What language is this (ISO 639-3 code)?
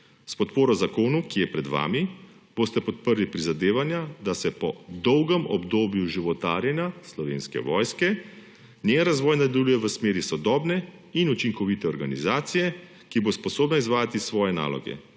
slv